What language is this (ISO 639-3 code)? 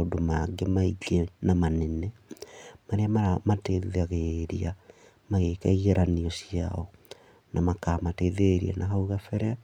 kik